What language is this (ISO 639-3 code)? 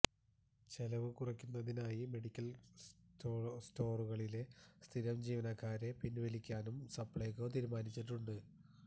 mal